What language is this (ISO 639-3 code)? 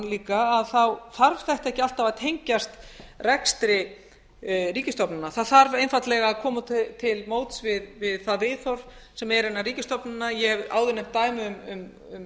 isl